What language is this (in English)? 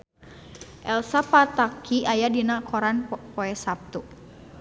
Sundanese